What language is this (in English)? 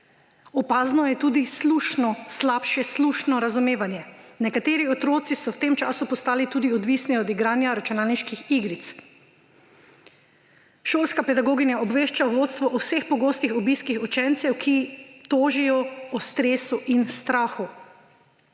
Slovenian